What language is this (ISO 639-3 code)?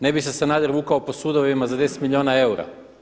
hrv